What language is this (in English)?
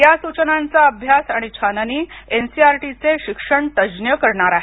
Marathi